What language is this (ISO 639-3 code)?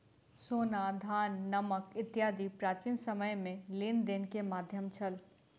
mai